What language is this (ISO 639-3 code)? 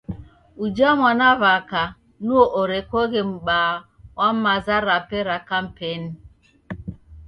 dav